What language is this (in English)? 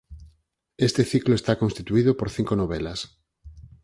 Galician